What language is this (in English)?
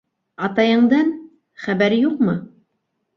Bashkir